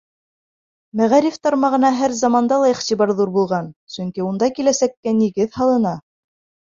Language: Bashkir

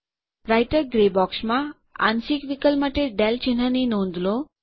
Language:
Gujarati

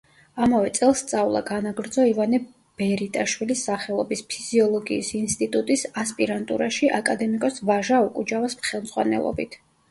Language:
Georgian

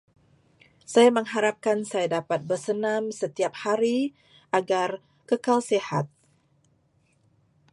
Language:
Malay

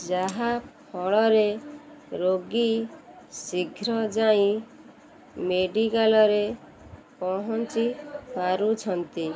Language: Odia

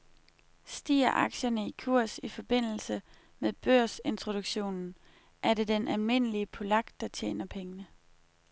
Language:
Danish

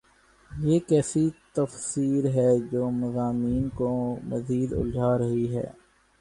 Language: Urdu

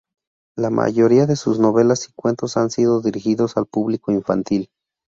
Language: Spanish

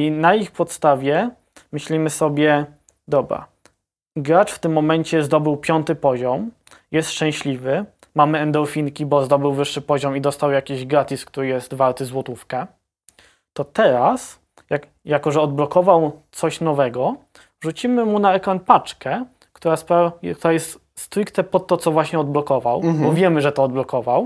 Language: Polish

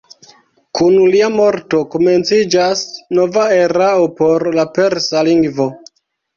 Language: Esperanto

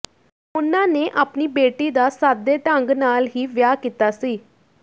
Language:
Punjabi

